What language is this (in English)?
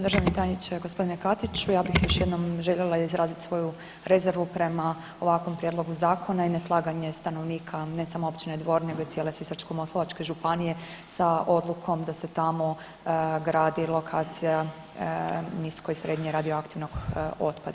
Croatian